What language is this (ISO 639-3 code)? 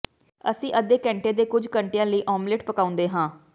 pan